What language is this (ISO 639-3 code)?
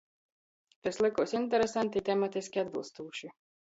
ltg